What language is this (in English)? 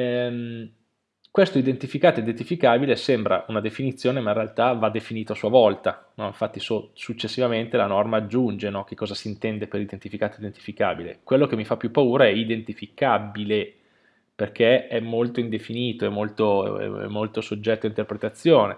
Italian